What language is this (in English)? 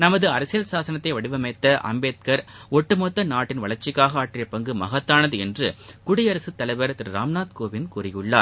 Tamil